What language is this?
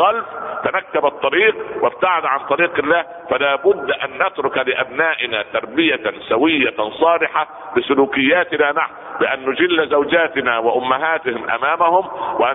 Arabic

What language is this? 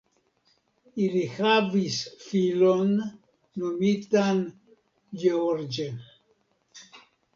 Esperanto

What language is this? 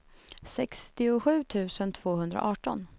Swedish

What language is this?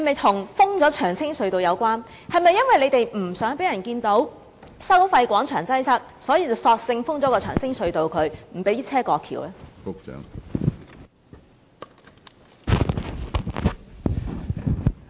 Cantonese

